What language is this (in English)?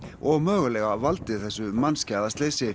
Icelandic